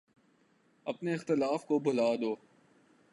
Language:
Urdu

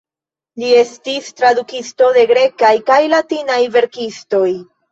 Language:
Esperanto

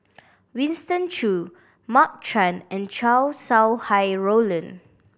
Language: English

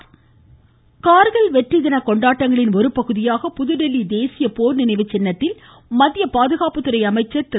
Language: Tamil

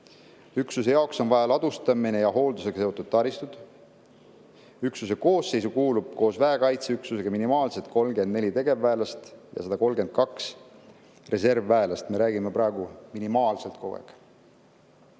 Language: Estonian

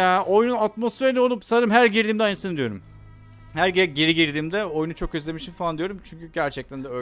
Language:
Turkish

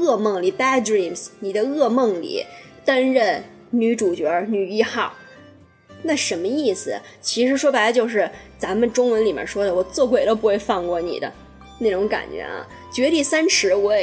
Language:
Chinese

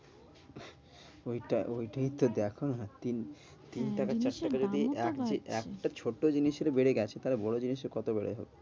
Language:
Bangla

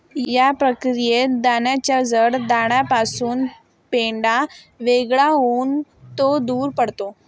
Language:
Marathi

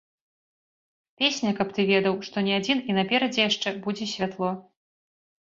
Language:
Belarusian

